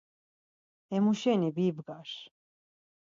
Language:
Laz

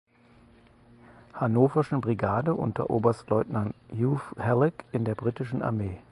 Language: German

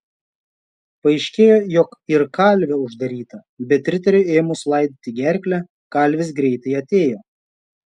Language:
Lithuanian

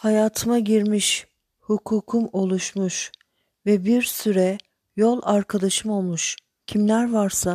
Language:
Turkish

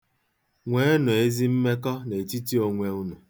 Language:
Igbo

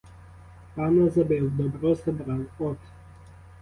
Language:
Ukrainian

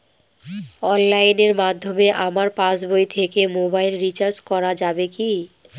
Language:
Bangla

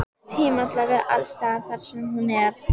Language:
Icelandic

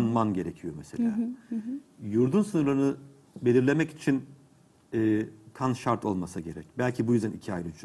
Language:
Turkish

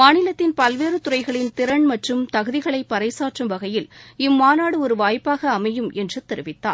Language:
Tamil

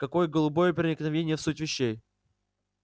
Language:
Russian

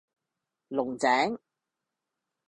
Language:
Cantonese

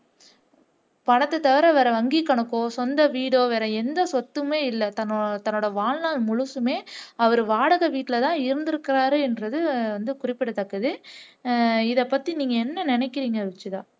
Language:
Tamil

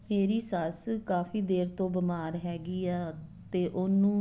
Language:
Punjabi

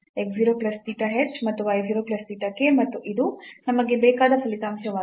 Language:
Kannada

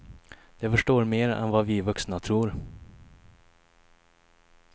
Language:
Swedish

